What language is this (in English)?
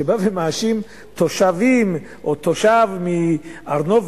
Hebrew